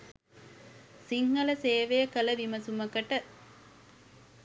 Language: Sinhala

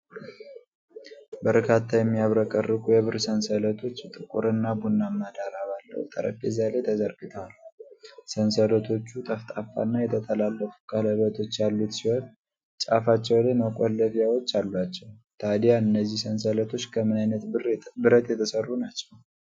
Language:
Amharic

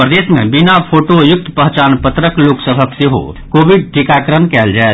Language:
Maithili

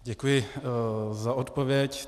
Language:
Czech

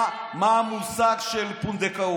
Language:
Hebrew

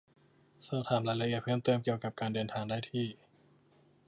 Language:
Thai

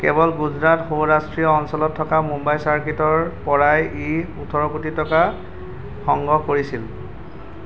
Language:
Assamese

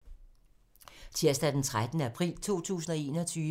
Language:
Danish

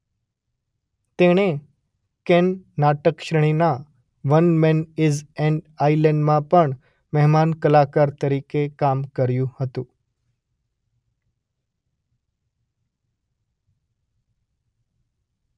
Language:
Gujarati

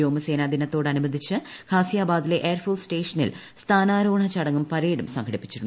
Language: Malayalam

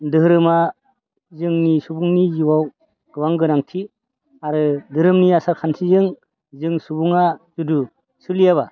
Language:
Bodo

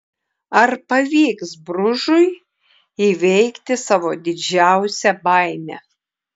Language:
Lithuanian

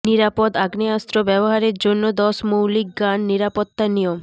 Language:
Bangla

